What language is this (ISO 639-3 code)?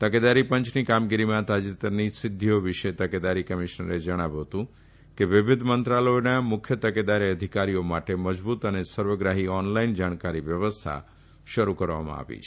guj